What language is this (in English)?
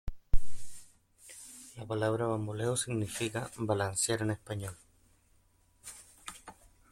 Spanish